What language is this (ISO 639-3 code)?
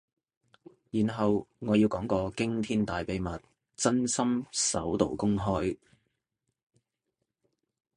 yue